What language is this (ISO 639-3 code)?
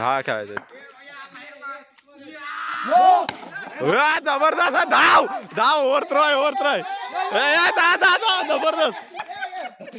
mar